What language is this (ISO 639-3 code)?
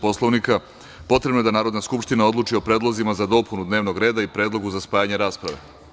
srp